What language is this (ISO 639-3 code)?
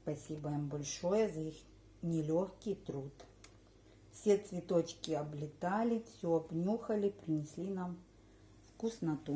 rus